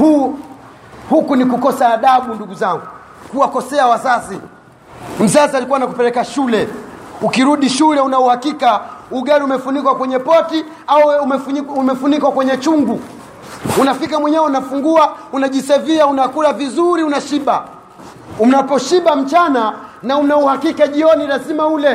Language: Swahili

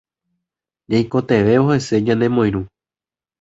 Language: Guarani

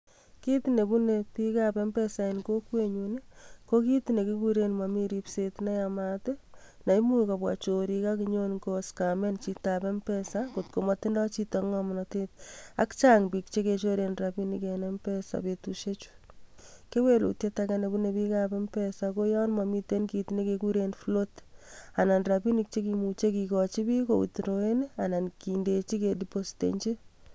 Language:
Kalenjin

